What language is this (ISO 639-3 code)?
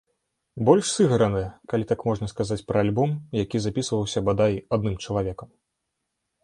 bel